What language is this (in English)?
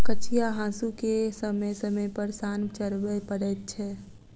Maithili